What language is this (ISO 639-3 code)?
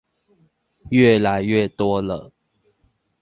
zho